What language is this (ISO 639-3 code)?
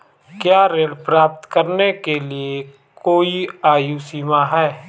hin